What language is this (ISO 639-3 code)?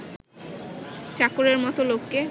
ben